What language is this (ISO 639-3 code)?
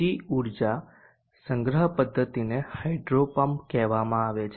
guj